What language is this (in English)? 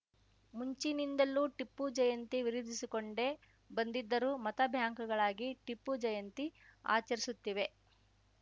Kannada